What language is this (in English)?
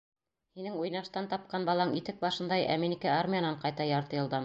Bashkir